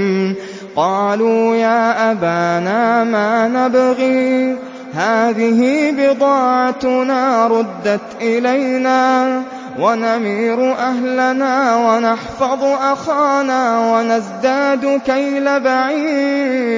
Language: Arabic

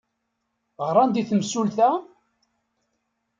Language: Kabyle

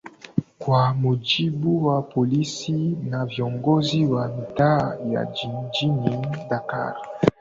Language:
Swahili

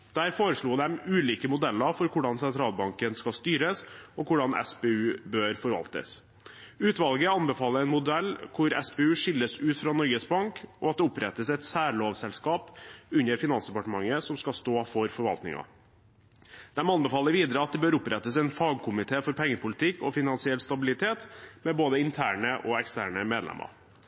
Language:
Norwegian Bokmål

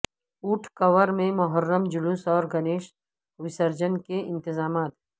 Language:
Urdu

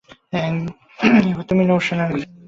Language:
Bangla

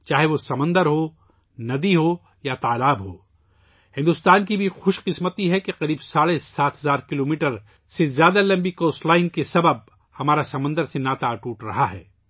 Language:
Urdu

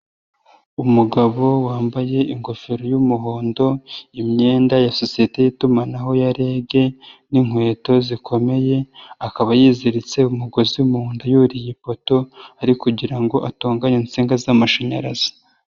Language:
Kinyarwanda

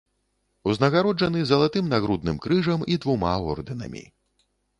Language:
Belarusian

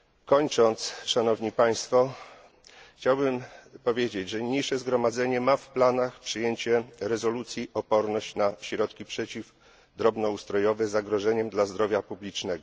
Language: Polish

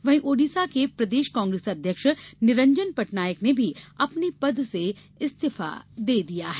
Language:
Hindi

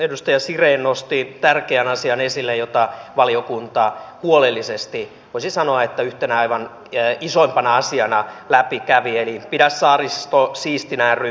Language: Finnish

